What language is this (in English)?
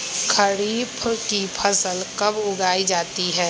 Magahi